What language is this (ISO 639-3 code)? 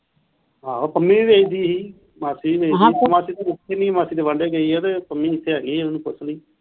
pan